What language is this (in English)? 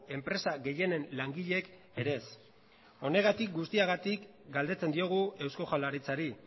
Basque